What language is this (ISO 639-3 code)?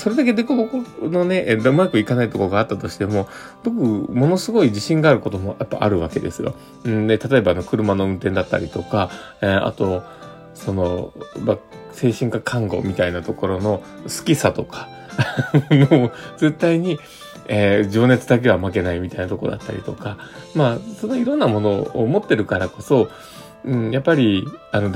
jpn